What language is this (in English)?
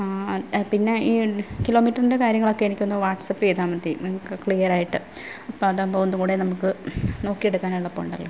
Malayalam